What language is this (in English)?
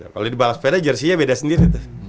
Indonesian